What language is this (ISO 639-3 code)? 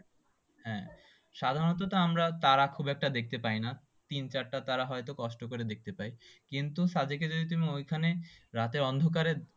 ben